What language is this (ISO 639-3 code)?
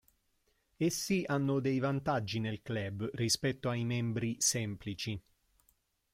ita